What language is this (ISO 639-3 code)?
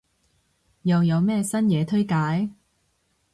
yue